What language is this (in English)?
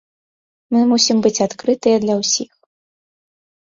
Belarusian